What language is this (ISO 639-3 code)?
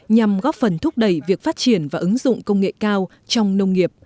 vie